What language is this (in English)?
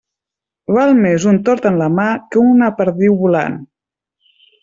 Catalan